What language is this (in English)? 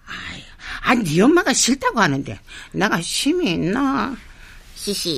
Korean